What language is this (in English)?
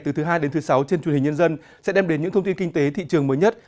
Vietnamese